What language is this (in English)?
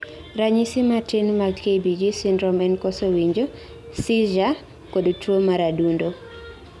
Luo (Kenya and Tanzania)